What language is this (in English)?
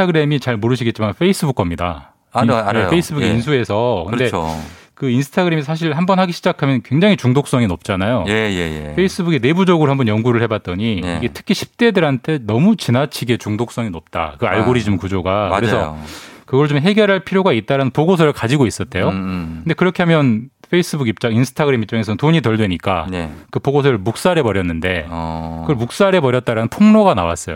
Korean